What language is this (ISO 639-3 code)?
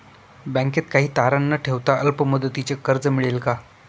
mar